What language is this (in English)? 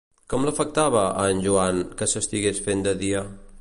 Catalan